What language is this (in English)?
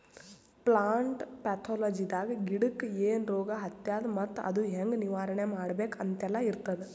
Kannada